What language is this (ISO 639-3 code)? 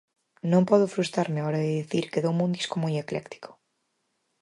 glg